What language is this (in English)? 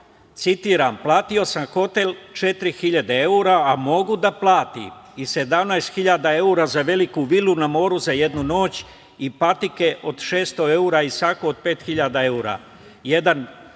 Serbian